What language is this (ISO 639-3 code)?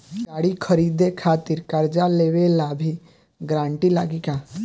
bho